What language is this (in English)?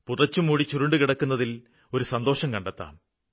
Malayalam